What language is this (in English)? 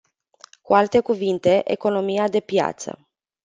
Romanian